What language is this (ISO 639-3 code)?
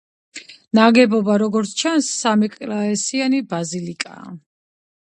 kat